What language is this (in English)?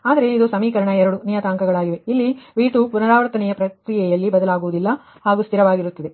Kannada